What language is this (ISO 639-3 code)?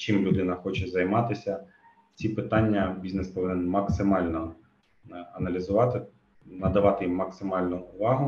ukr